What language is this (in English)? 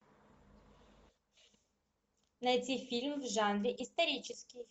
Russian